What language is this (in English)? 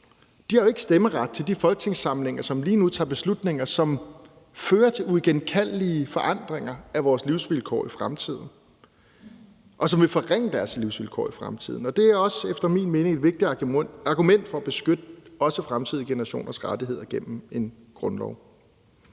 Danish